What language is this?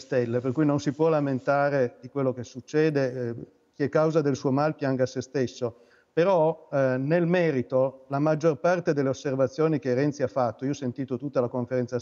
Italian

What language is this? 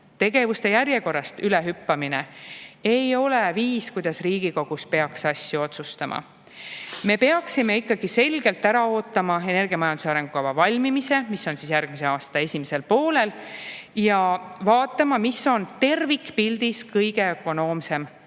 Estonian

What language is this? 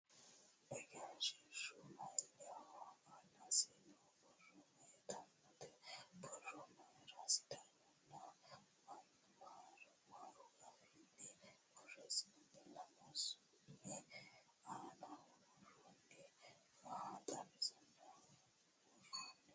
Sidamo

